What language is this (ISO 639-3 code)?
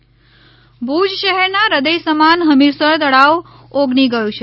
guj